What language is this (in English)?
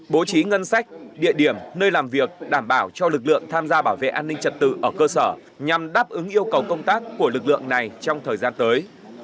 Vietnamese